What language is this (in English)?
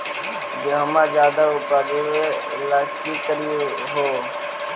Magahi